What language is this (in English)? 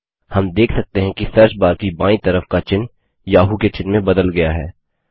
Hindi